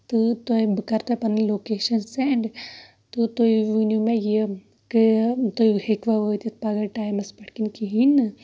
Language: Kashmiri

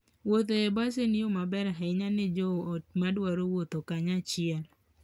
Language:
Luo (Kenya and Tanzania)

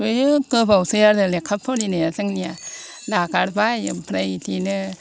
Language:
Bodo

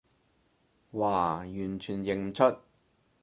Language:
Cantonese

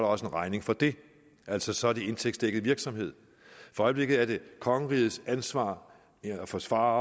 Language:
Danish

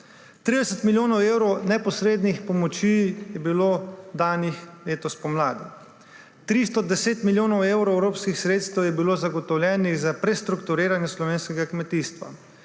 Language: Slovenian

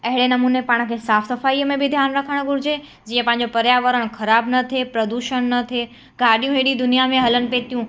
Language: Sindhi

